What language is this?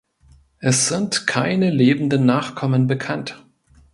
German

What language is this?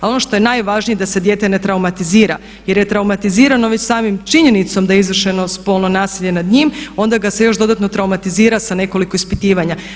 Croatian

